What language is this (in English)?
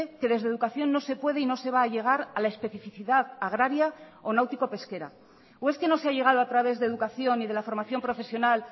Spanish